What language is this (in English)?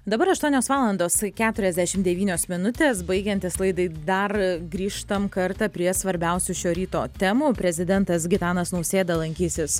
Lithuanian